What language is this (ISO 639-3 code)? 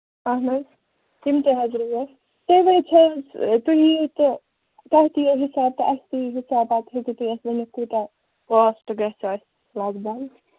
kas